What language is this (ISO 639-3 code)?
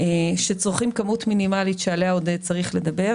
heb